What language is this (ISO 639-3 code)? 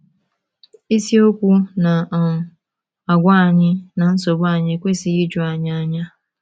ibo